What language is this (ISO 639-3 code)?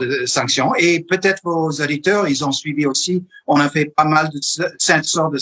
fra